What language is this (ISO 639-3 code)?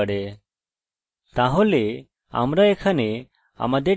ben